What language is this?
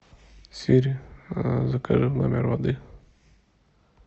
Russian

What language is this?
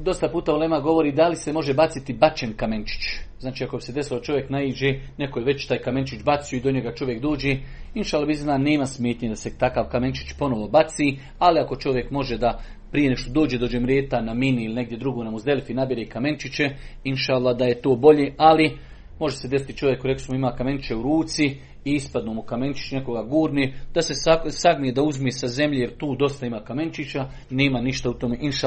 Croatian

